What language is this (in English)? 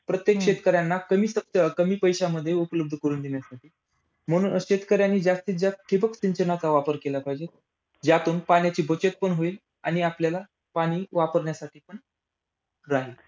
Marathi